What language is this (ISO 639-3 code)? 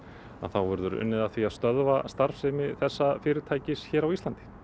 isl